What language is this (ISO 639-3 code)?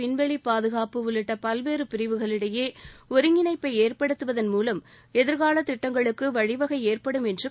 tam